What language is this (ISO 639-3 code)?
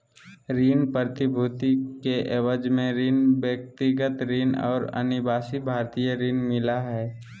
mag